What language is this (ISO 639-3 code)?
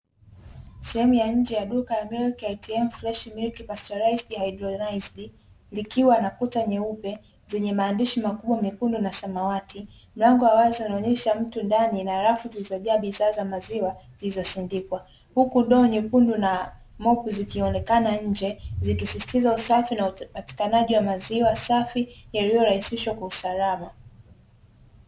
swa